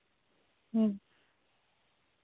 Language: Santali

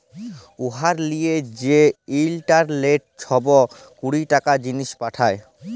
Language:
Bangla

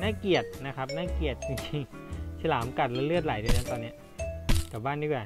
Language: Thai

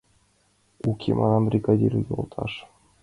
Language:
Mari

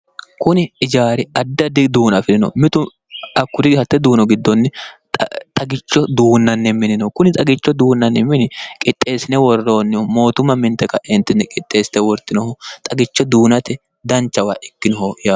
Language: Sidamo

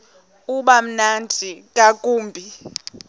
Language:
Xhosa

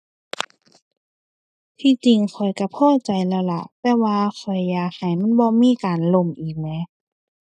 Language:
Thai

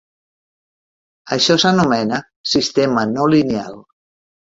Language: Catalan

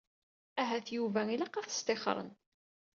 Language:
Kabyle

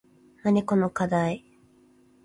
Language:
Japanese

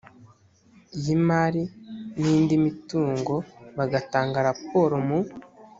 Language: Kinyarwanda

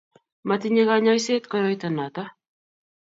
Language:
Kalenjin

